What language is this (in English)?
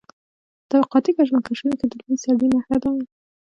Pashto